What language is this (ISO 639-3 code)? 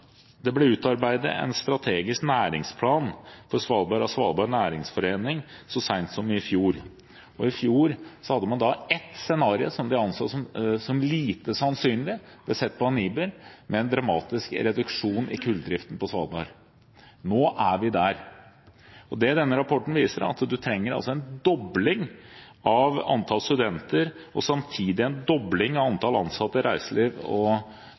nob